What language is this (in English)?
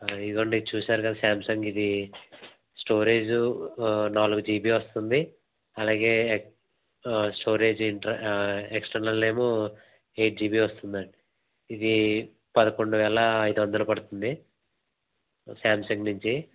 Telugu